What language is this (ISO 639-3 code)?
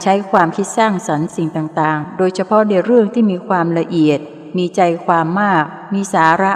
tha